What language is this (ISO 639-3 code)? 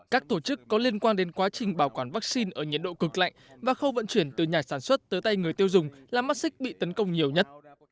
vie